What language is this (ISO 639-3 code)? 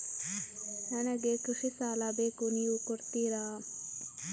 kan